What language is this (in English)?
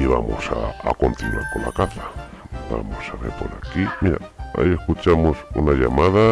Spanish